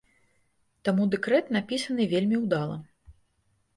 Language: Belarusian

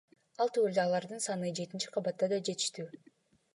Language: Kyrgyz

